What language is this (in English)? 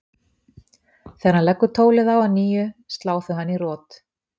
Icelandic